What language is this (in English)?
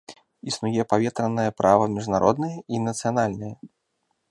Belarusian